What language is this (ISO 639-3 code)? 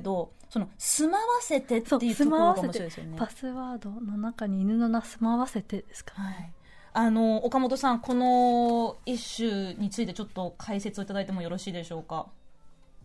jpn